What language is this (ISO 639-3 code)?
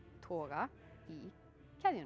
isl